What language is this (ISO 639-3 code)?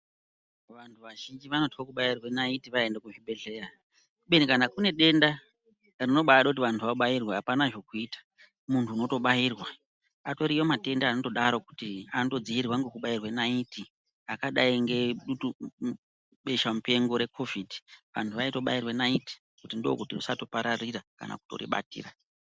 ndc